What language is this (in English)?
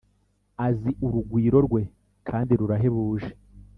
Kinyarwanda